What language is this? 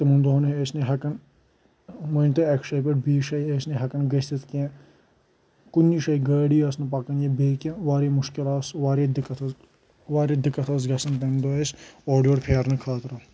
Kashmiri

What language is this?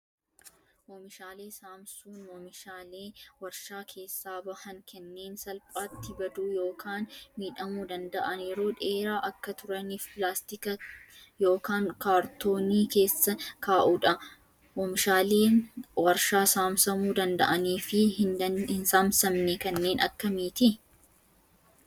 Oromo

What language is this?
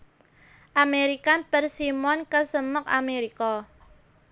Javanese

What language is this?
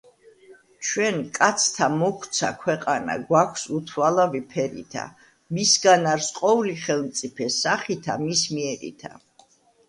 Georgian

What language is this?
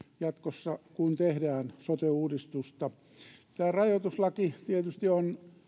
Finnish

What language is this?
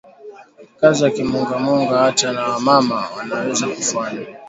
Swahili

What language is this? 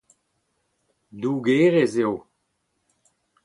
Breton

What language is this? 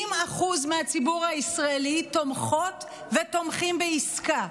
Hebrew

